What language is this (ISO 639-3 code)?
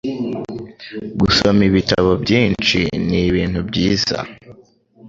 kin